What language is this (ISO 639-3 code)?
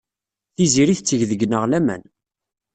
kab